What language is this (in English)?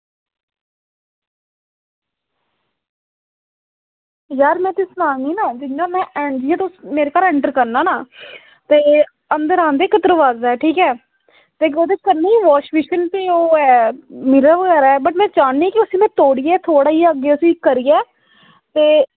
Dogri